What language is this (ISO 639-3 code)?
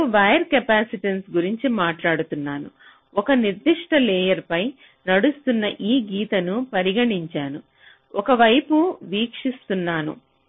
tel